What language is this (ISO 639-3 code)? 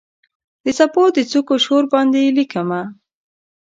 pus